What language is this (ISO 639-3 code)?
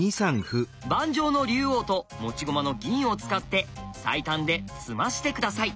jpn